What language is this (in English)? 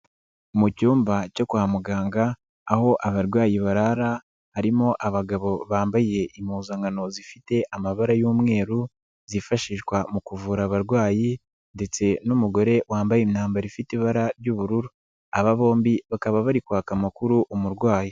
Kinyarwanda